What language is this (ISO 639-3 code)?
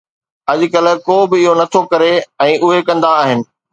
snd